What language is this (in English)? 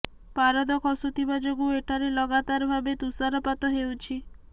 Odia